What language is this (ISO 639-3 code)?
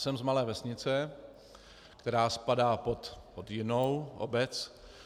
ces